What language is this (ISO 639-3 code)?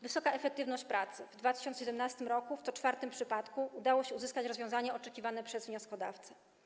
pol